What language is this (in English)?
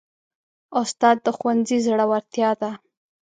Pashto